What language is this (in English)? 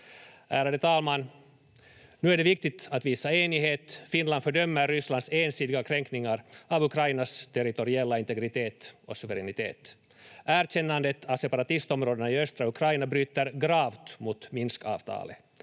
Finnish